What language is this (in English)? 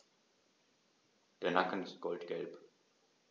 German